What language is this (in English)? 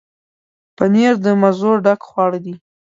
Pashto